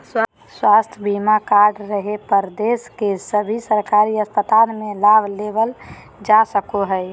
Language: Magahi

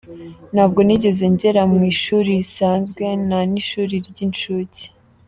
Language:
Kinyarwanda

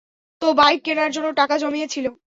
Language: Bangla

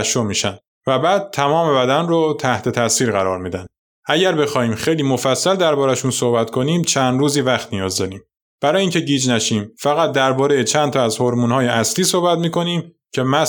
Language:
Persian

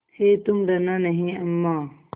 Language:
Hindi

